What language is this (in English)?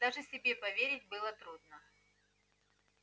Russian